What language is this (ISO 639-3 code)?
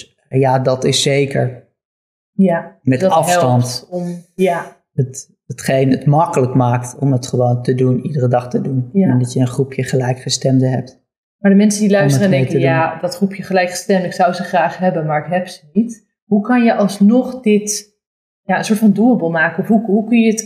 nld